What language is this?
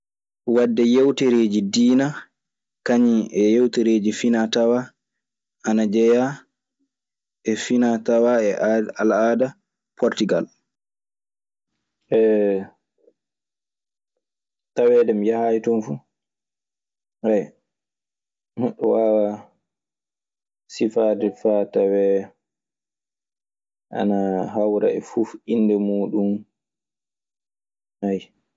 Maasina Fulfulde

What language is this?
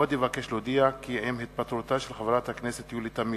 Hebrew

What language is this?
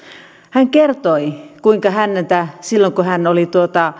Finnish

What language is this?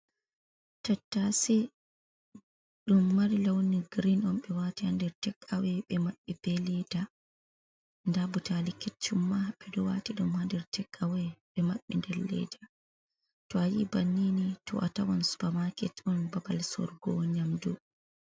Fula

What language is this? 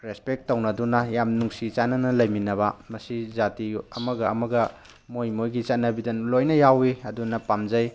Manipuri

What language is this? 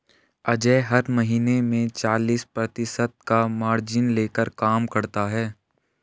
Hindi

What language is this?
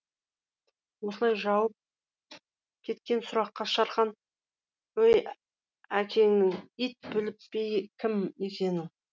Kazakh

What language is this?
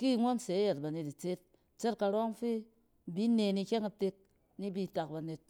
Cen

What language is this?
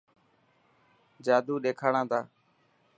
Dhatki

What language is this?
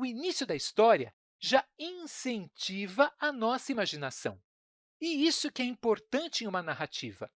Portuguese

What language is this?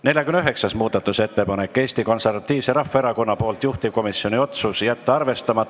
Estonian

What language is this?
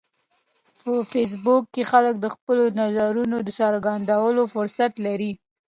Pashto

